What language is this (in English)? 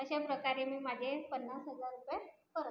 Marathi